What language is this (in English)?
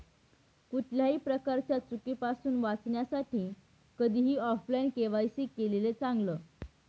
Marathi